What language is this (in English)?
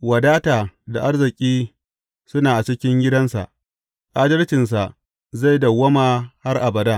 Hausa